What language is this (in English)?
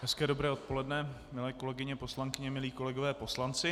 Czech